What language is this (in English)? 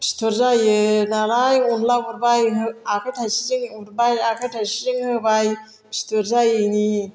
Bodo